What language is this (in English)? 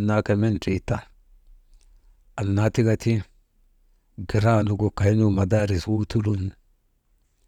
Maba